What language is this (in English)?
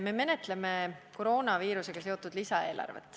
Estonian